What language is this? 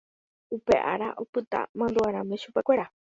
Guarani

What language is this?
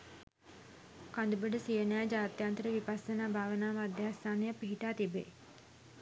Sinhala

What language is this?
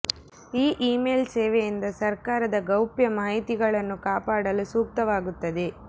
Kannada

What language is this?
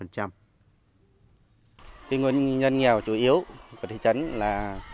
Vietnamese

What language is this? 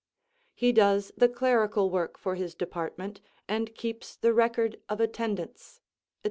English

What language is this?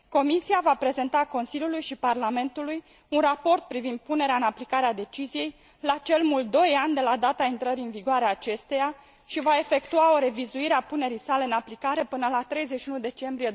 Romanian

